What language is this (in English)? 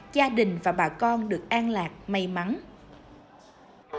Vietnamese